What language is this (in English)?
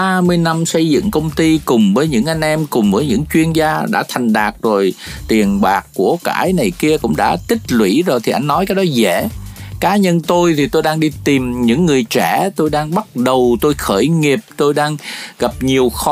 Vietnamese